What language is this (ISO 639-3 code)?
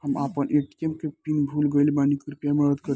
bho